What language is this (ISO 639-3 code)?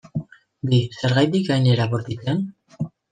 eus